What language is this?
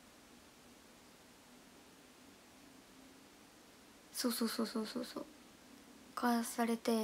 Japanese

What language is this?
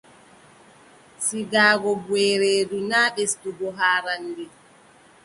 Adamawa Fulfulde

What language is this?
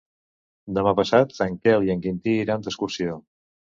Catalan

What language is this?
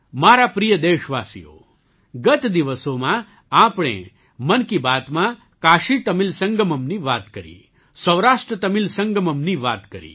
Gujarati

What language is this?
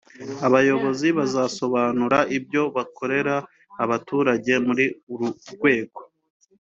Kinyarwanda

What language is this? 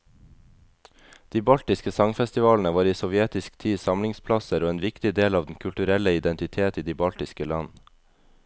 Norwegian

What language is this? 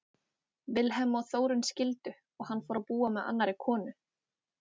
Icelandic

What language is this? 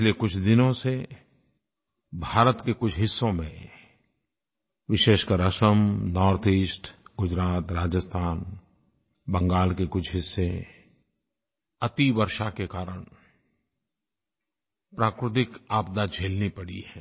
Hindi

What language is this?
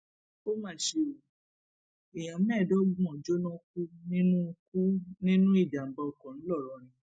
Yoruba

